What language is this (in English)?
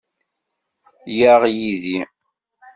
Kabyle